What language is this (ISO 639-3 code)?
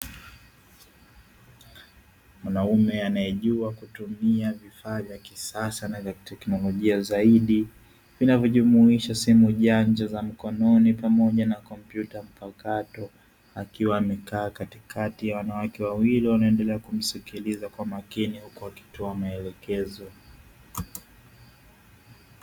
swa